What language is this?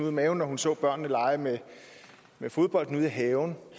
Danish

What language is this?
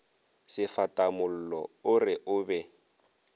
Northern Sotho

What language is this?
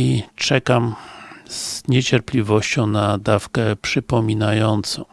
Polish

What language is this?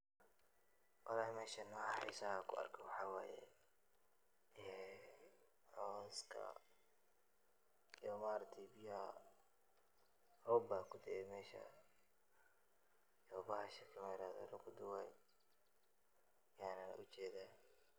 Somali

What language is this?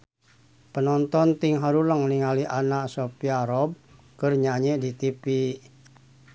Sundanese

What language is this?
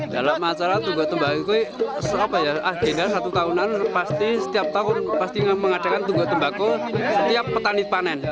Indonesian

